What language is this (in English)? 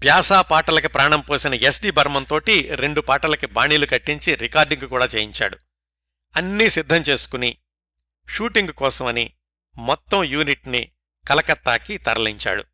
Telugu